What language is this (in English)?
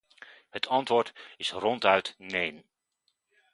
Dutch